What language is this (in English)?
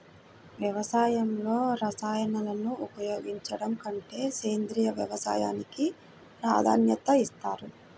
Telugu